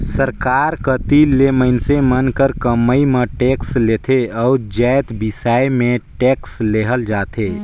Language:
Chhattisgarhi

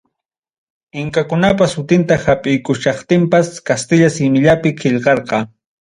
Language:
Ayacucho Quechua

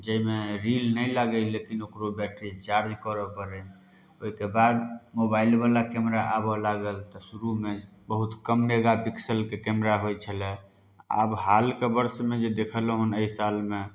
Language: Maithili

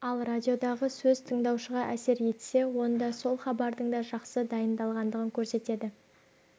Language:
Kazakh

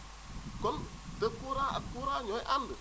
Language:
Wolof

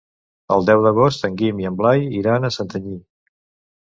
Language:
Catalan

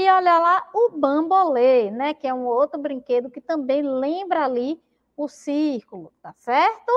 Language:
Portuguese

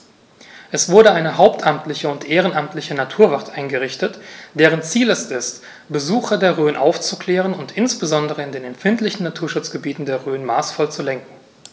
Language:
German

